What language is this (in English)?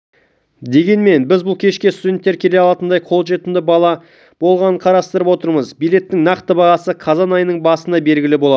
Kazakh